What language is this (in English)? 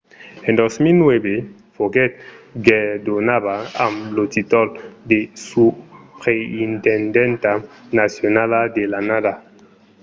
Occitan